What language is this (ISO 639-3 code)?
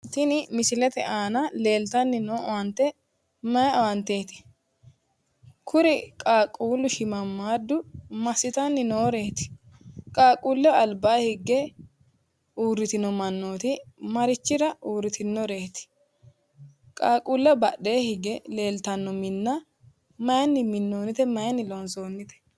sid